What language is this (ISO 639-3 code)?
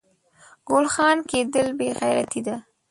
pus